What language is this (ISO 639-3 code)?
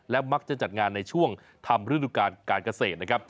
tha